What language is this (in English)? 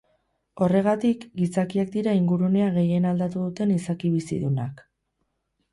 Basque